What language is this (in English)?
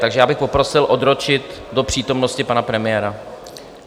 Czech